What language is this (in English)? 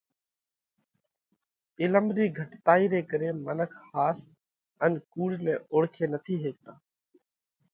Parkari Koli